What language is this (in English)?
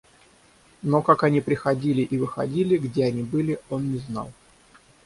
Russian